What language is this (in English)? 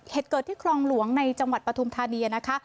Thai